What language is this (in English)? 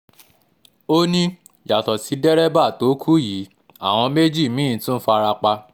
Yoruba